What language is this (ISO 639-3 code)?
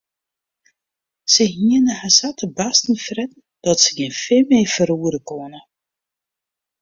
fry